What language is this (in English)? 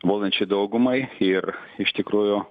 Lithuanian